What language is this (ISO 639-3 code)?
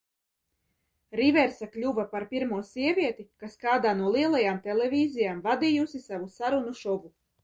lav